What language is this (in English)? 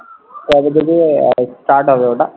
Bangla